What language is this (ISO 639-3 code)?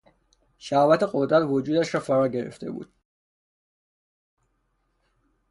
fas